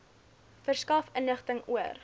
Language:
Afrikaans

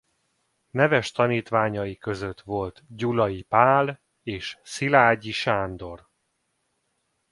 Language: Hungarian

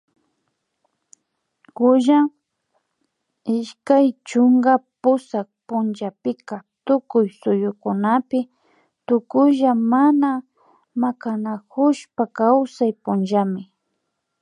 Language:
Imbabura Highland Quichua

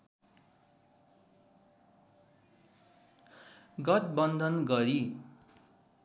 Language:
Nepali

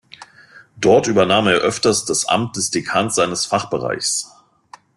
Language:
German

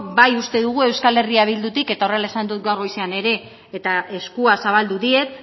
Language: Basque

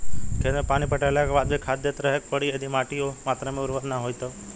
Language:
Bhojpuri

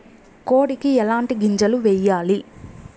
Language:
Telugu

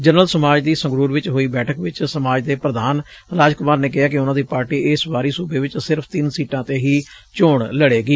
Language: Punjabi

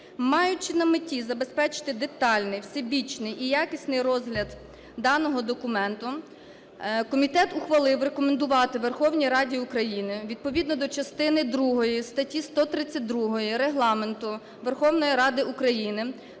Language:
Ukrainian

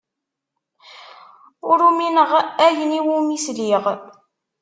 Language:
Kabyle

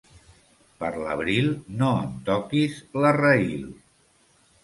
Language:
Catalan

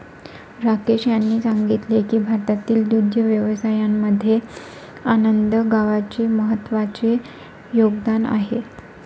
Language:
Marathi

